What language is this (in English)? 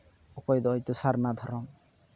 Santali